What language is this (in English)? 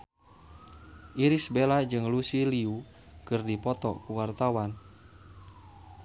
Sundanese